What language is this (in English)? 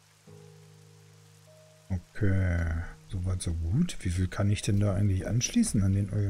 German